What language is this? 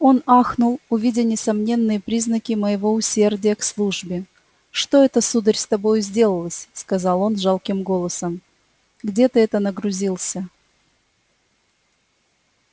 Russian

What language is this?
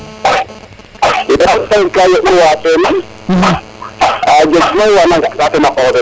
Serer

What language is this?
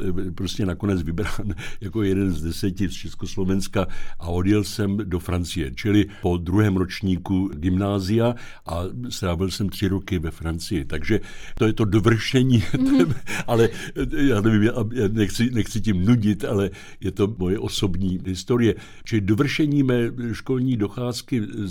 Czech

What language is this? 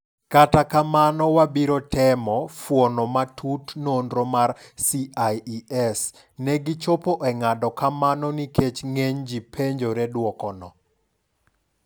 Luo (Kenya and Tanzania)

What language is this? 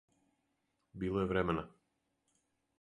Serbian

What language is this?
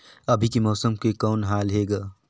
Chhattisgarhi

